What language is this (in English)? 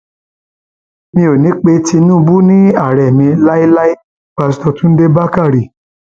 Yoruba